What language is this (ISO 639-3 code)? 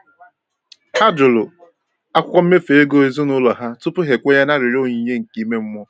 ibo